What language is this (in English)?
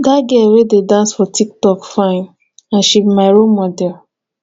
Nigerian Pidgin